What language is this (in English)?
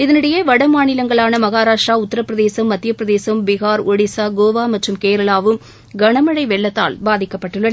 Tamil